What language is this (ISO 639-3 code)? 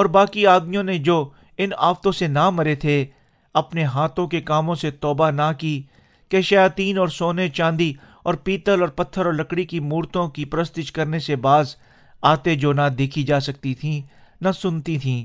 urd